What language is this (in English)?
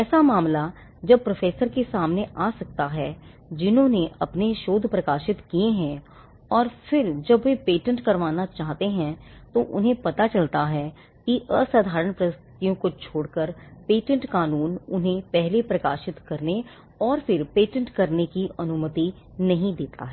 Hindi